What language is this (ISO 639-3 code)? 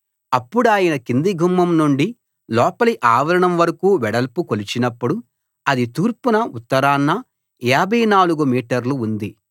tel